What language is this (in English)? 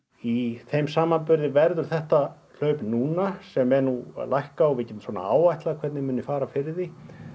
Icelandic